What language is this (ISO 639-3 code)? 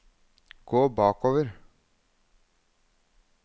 nor